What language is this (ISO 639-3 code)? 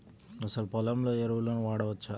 tel